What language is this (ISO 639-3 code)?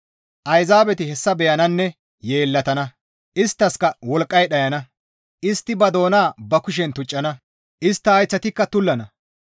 gmv